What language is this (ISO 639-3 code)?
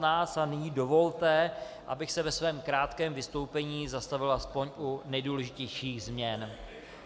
ces